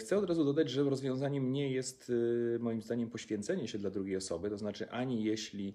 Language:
Polish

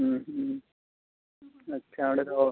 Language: Santali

